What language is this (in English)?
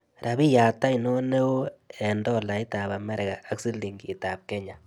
Kalenjin